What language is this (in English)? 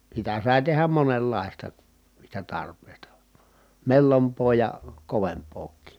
Finnish